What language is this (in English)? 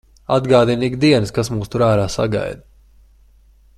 Latvian